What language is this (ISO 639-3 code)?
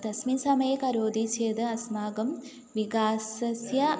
san